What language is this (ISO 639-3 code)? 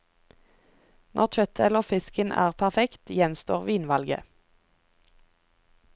nor